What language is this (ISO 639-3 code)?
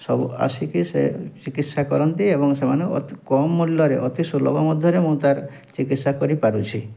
ori